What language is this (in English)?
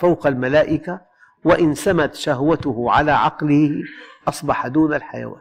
Arabic